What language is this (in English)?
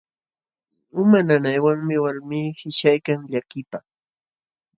Jauja Wanca Quechua